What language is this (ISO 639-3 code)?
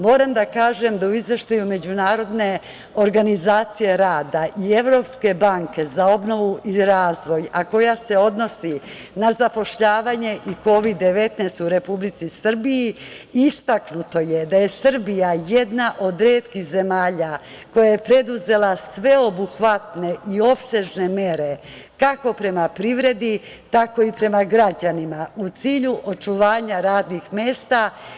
srp